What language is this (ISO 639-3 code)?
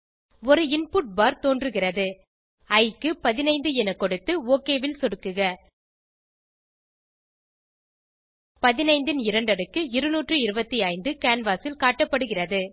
tam